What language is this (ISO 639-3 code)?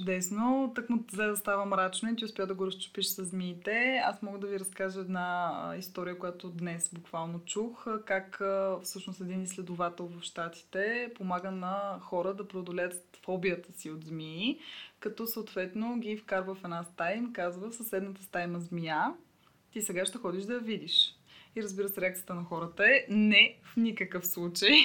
bul